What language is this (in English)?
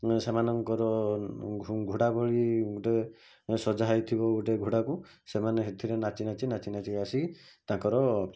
Odia